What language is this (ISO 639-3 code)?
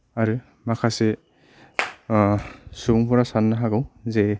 brx